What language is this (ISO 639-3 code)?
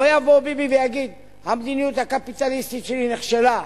heb